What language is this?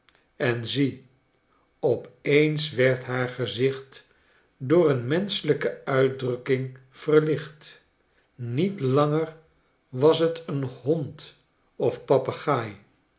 Dutch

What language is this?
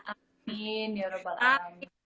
Indonesian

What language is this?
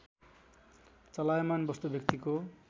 Nepali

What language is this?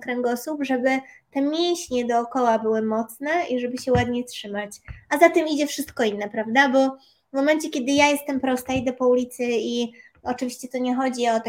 Polish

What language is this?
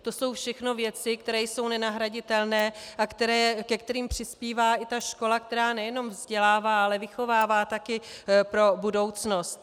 Czech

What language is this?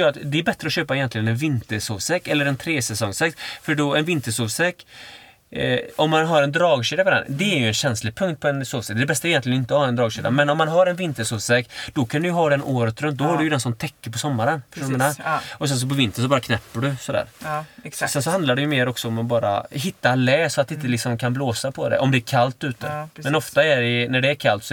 Swedish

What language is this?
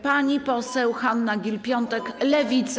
Polish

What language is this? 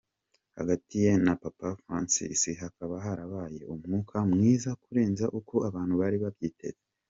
Kinyarwanda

